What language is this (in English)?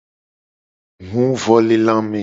Gen